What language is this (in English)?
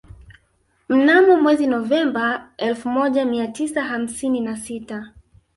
Swahili